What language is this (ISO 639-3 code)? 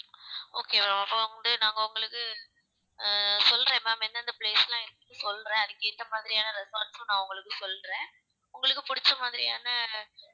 tam